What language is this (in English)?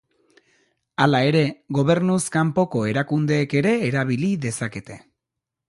Basque